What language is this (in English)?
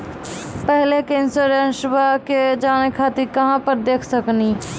Maithili